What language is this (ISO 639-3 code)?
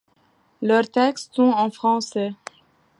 fra